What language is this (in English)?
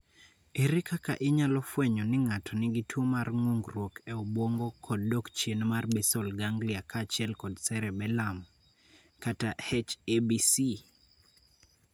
Luo (Kenya and Tanzania)